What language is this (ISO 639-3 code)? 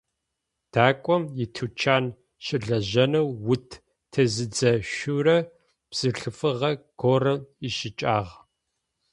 ady